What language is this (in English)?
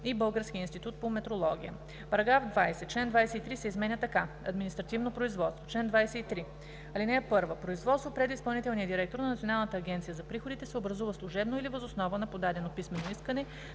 Bulgarian